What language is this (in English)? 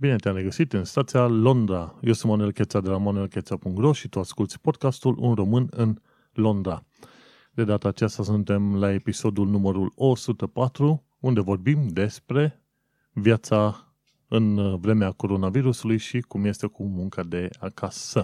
Romanian